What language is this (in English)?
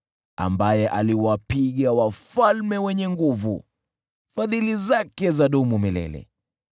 Swahili